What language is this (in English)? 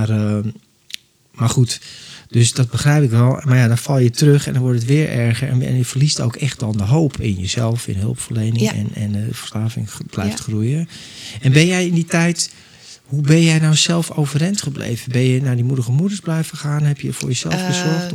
Dutch